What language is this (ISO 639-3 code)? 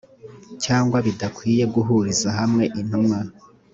kin